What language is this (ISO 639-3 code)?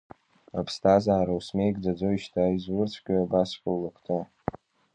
abk